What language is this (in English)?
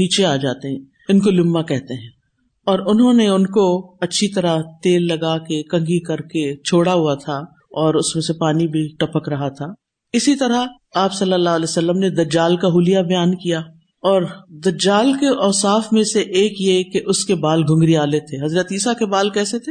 Urdu